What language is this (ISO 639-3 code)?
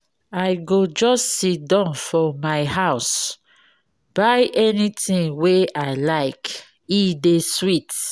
pcm